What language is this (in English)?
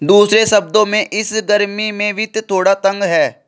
Hindi